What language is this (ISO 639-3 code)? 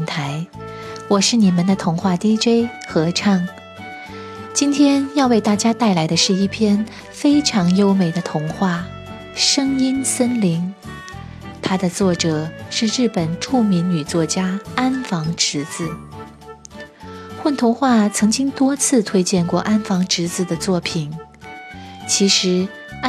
zho